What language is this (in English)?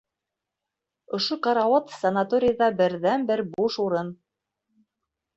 Bashkir